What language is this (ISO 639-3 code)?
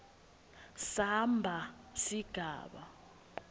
ssw